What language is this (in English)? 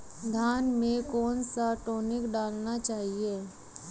Hindi